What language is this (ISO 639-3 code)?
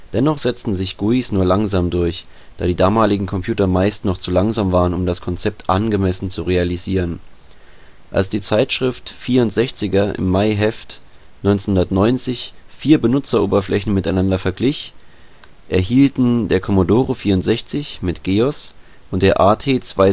deu